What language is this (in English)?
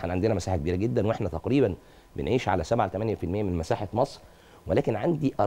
Arabic